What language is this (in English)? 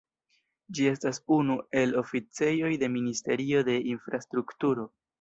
Esperanto